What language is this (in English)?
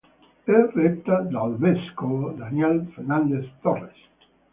Italian